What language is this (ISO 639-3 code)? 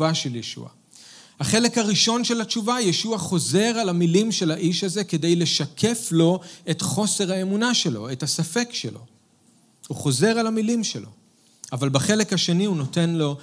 heb